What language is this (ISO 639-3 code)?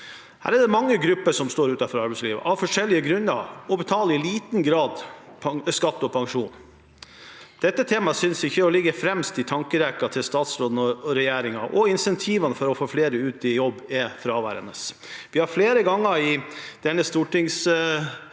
nor